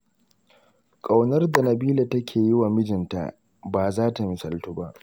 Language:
Hausa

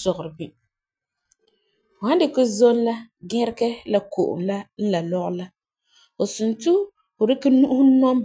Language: Frafra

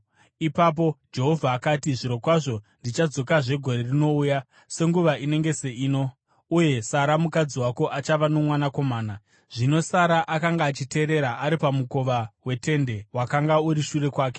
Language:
Shona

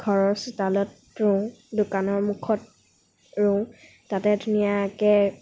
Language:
Assamese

